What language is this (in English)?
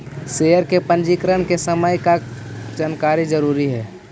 Magahi